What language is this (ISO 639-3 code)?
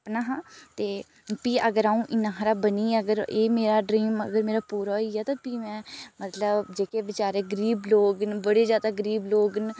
doi